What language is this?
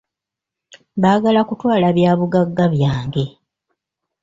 Ganda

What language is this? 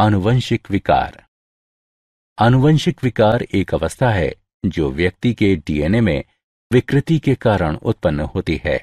Hindi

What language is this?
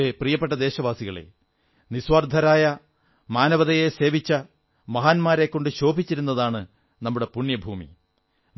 Malayalam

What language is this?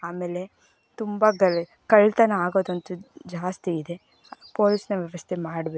Kannada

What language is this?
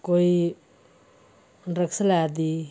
Dogri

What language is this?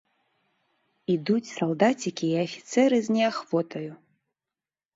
Belarusian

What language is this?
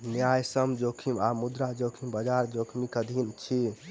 Maithili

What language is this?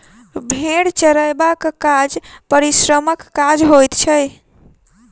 Maithili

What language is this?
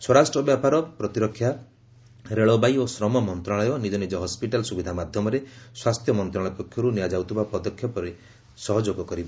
Odia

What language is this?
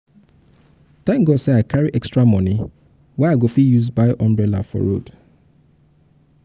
Nigerian Pidgin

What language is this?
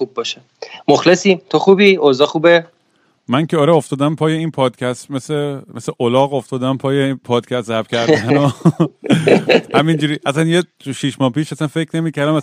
Persian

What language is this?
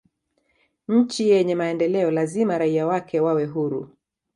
Swahili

